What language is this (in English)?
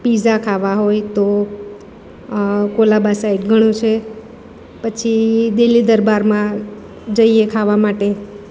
Gujarati